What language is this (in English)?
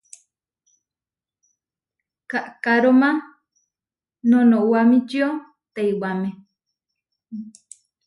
Huarijio